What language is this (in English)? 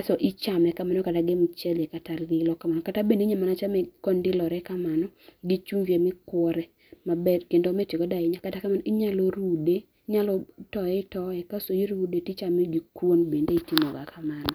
Luo (Kenya and Tanzania)